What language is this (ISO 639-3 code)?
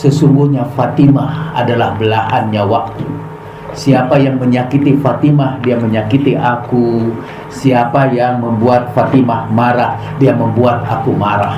ind